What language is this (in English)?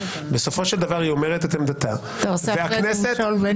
Hebrew